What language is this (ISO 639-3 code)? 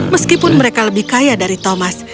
ind